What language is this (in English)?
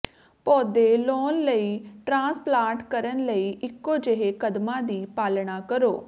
Punjabi